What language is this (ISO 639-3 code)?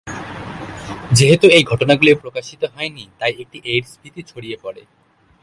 ben